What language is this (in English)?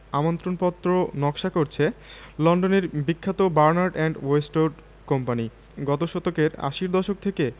Bangla